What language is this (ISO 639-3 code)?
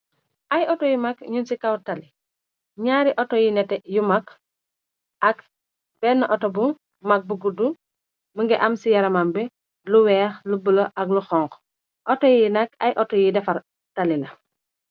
wol